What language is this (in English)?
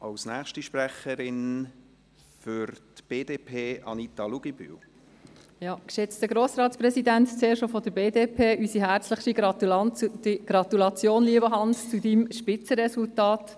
Swiss German